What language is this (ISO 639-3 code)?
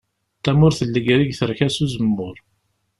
kab